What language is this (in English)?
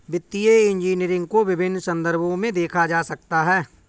Hindi